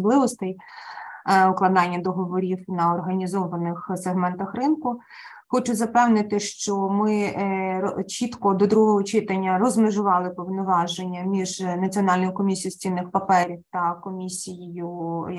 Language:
Ukrainian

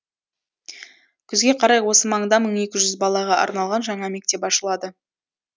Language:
Kazakh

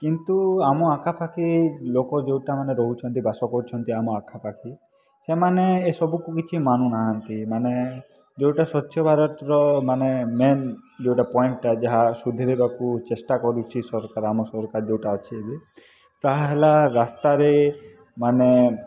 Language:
Odia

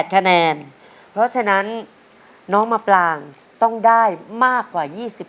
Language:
Thai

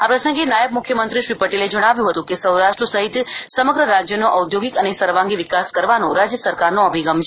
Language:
Gujarati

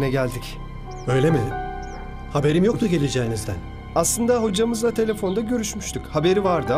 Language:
Turkish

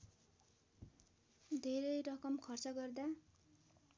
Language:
Nepali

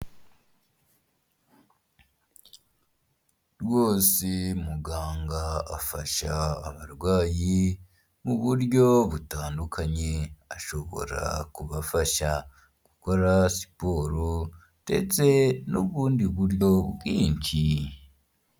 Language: Kinyarwanda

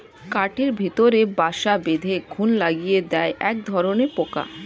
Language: Bangla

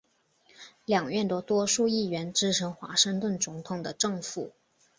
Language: Chinese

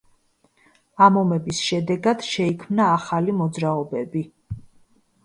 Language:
Georgian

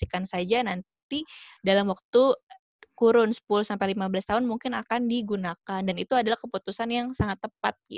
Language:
Indonesian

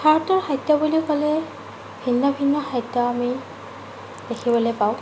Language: Assamese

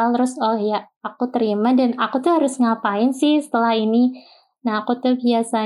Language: Indonesian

